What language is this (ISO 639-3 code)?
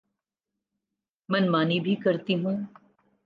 urd